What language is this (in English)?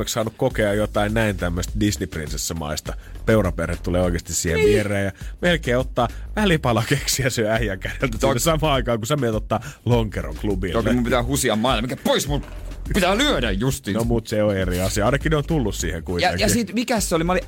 Finnish